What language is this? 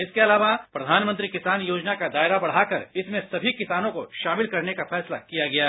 Hindi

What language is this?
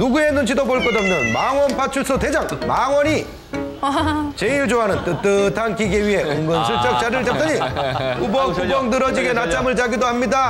Korean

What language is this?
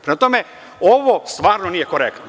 Serbian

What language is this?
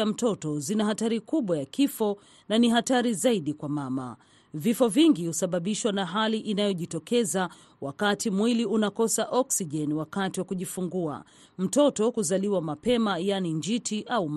Swahili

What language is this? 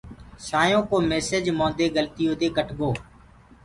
Gurgula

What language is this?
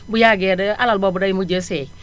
Wolof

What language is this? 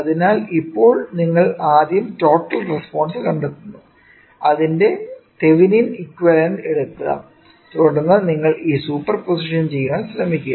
Malayalam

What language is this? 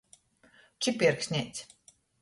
Latgalian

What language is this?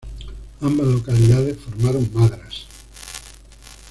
Spanish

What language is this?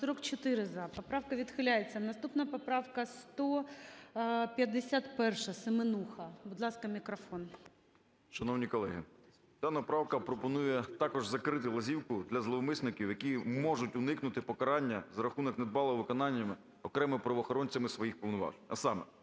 Ukrainian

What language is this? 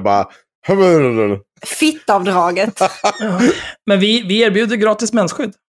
Swedish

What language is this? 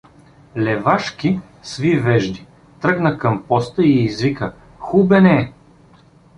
Bulgarian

